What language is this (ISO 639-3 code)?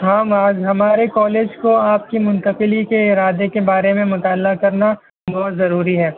urd